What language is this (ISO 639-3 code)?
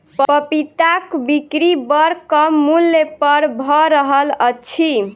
mai